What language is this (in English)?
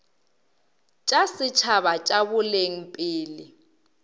Northern Sotho